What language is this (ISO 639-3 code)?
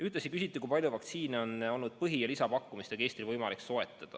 est